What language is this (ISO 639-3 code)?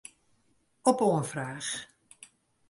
fry